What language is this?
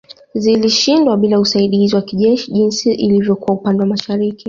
Swahili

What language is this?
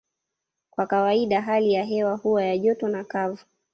Swahili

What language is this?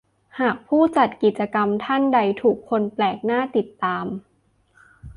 Thai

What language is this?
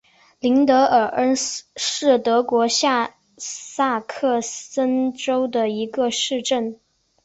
Chinese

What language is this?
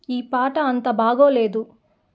Telugu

